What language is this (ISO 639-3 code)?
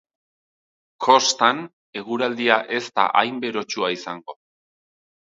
eus